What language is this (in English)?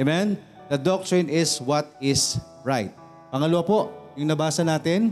Filipino